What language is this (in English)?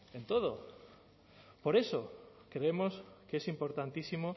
Spanish